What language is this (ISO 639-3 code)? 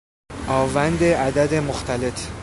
fas